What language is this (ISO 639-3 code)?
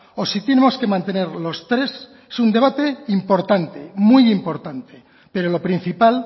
spa